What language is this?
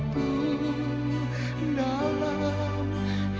Indonesian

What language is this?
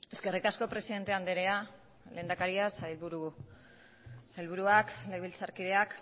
Basque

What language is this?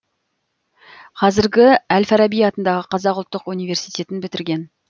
Kazakh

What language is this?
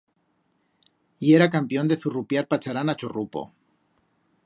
Aragonese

